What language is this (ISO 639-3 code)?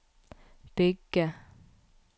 nor